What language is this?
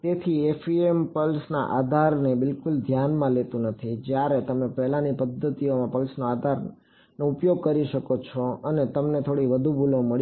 Gujarati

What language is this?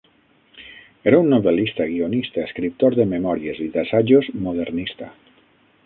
Catalan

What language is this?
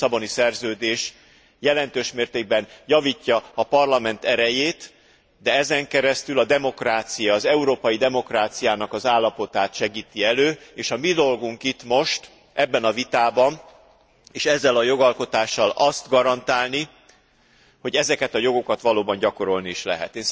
Hungarian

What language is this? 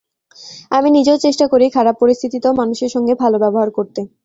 Bangla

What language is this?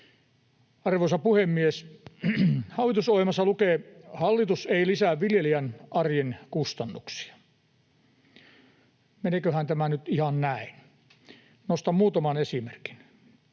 Finnish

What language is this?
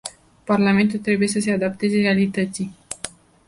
Romanian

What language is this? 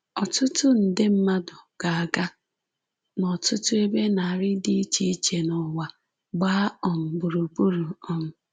Igbo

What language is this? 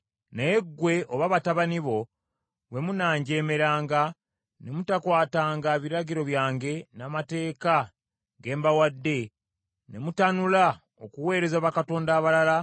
Ganda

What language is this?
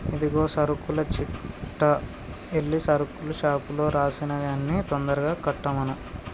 Telugu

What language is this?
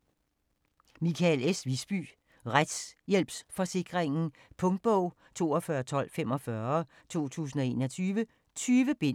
Danish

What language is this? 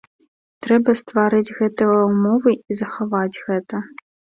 Belarusian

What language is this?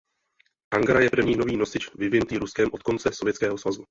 Czech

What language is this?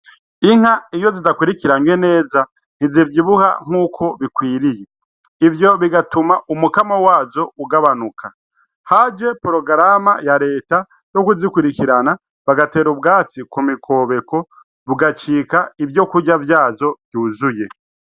Rundi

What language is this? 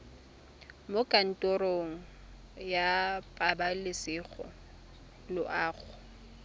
Tswana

